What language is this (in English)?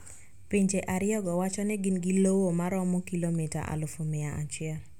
Luo (Kenya and Tanzania)